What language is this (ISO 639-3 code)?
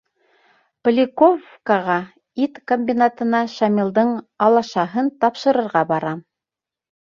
bak